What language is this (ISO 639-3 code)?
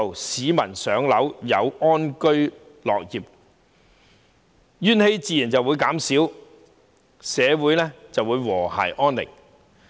yue